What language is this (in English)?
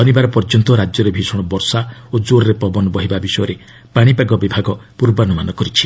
Odia